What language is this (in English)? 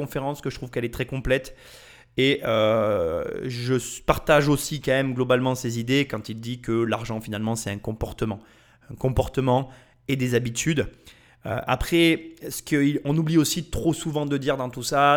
French